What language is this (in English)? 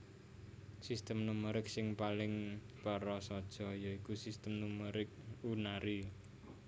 Javanese